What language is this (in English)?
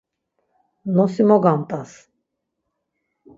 Laz